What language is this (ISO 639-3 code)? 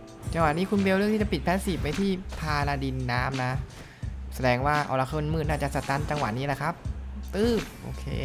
tha